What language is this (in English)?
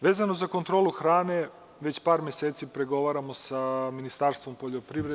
Serbian